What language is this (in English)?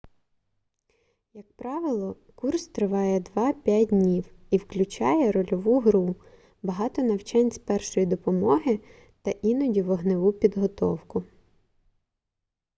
Ukrainian